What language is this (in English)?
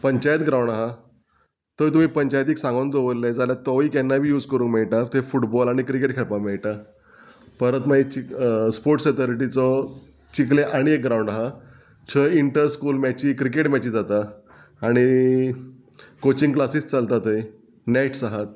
Konkani